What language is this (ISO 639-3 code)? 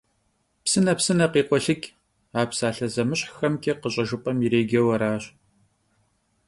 kbd